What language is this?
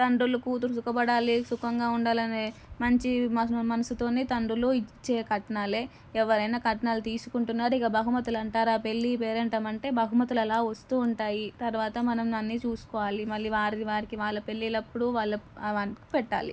Telugu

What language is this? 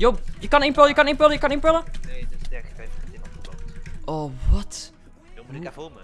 Dutch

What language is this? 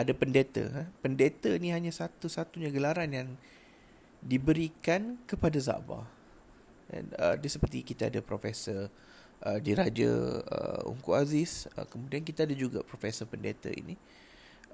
Malay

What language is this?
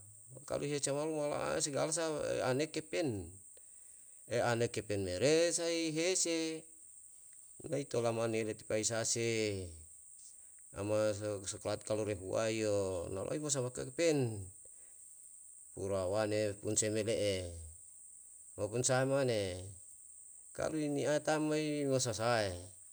Yalahatan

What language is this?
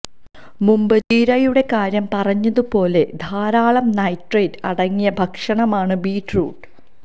Malayalam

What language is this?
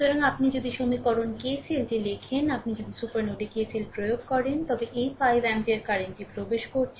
Bangla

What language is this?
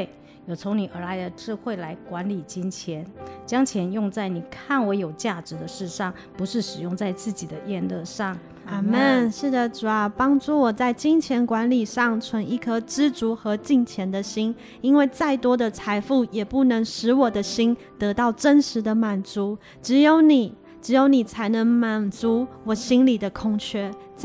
Chinese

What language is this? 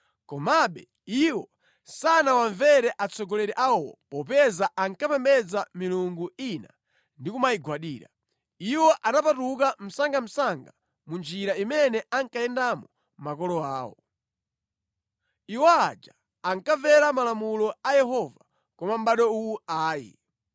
Nyanja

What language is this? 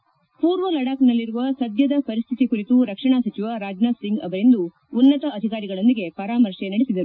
Kannada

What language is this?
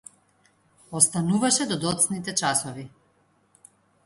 Macedonian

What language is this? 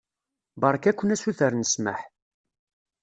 Kabyle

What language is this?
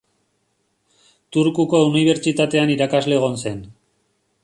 Basque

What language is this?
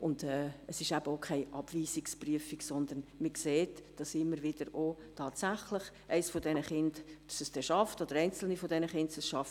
Swiss German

